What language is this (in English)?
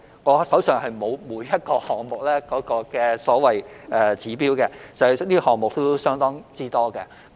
Cantonese